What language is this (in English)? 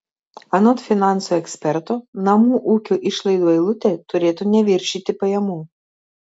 Lithuanian